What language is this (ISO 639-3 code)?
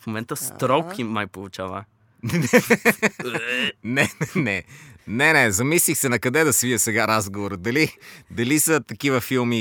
bul